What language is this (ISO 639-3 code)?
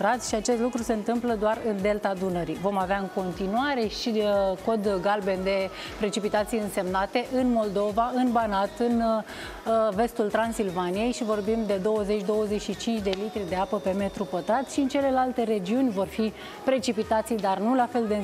ron